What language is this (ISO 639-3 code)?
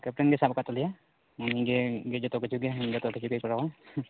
sat